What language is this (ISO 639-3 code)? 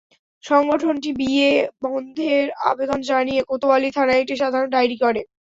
ben